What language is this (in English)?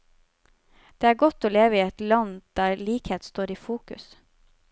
Norwegian